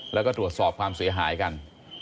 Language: Thai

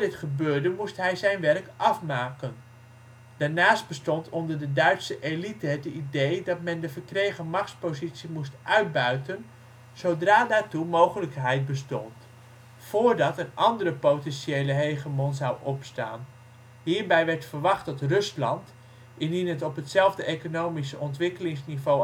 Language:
Dutch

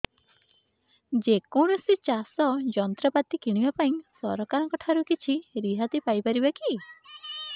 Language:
Odia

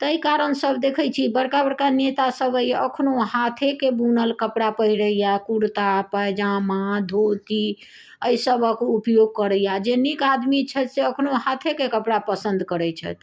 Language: Maithili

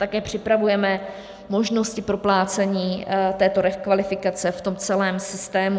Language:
Czech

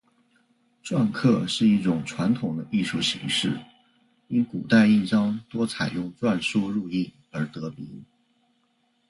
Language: Chinese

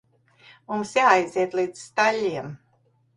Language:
Latvian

